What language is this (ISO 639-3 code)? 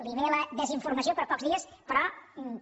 cat